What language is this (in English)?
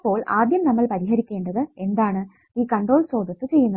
Malayalam